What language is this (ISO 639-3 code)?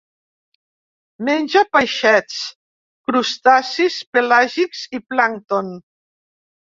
cat